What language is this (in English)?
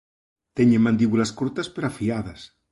Galician